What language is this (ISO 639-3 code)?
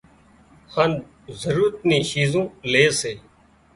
kxp